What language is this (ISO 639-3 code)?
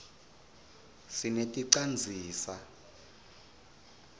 ssw